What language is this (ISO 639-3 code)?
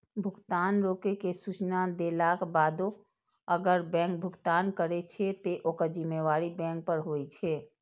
mai